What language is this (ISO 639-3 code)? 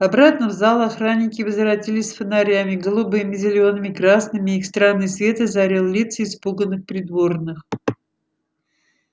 rus